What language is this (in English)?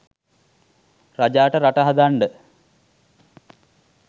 Sinhala